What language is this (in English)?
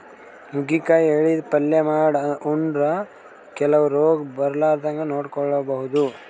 Kannada